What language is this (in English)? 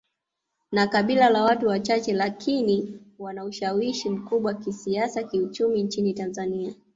Swahili